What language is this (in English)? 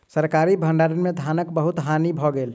Maithili